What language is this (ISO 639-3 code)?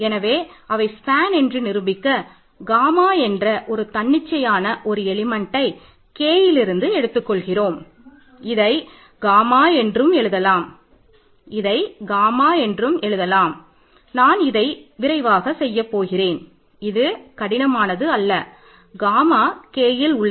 tam